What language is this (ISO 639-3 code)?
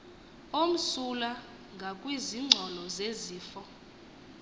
xho